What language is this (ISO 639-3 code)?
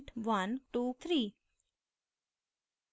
hin